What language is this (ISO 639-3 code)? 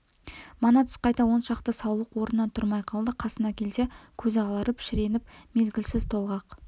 kaz